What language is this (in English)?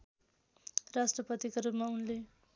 Nepali